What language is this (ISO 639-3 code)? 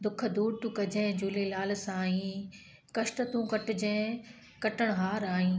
snd